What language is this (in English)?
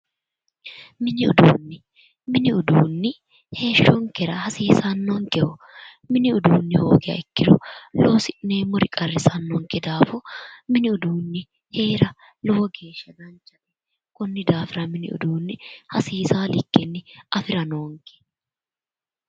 Sidamo